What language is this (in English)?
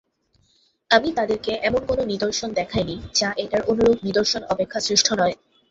Bangla